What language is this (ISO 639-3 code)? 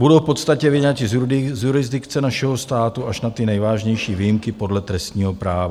ces